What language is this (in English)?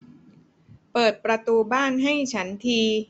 Thai